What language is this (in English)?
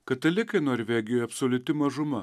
Lithuanian